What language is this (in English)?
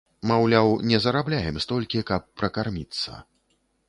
Belarusian